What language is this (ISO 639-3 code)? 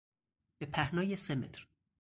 fas